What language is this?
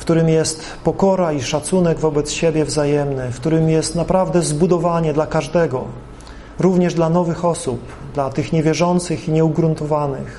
Polish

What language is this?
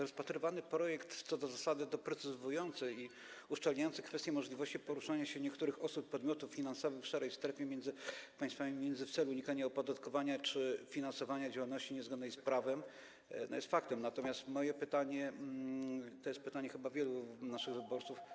Polish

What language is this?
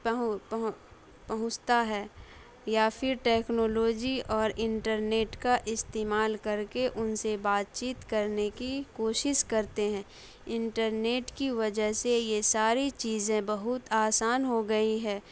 Urdu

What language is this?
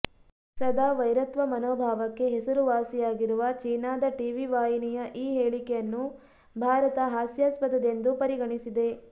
Kannada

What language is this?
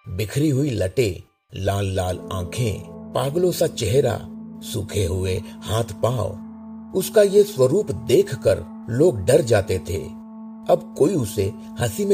Hindi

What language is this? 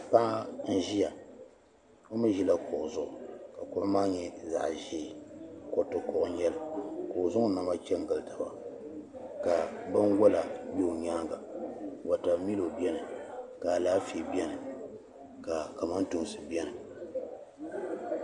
Dagbani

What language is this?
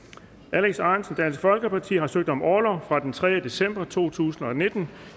Danish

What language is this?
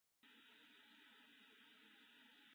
Japanese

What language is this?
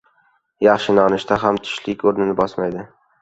Uzbek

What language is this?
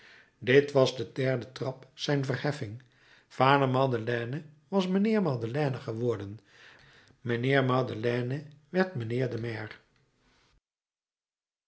Dutch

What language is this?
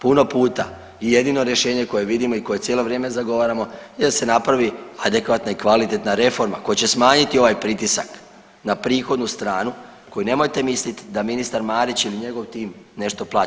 Croatian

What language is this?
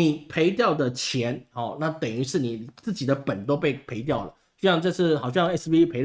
Chinese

